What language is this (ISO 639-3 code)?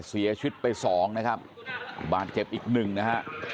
tha